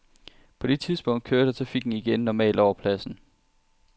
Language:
Danish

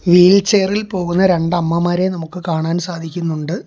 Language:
Malayalam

